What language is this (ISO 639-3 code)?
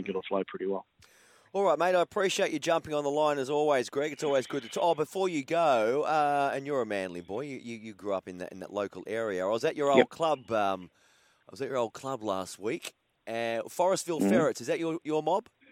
eng